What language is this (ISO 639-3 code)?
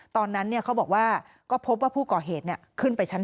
tha